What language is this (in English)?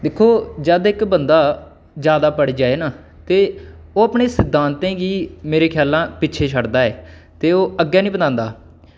Dogri